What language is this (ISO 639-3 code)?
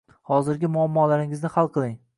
uzb